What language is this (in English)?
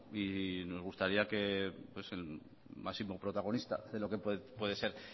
Spanish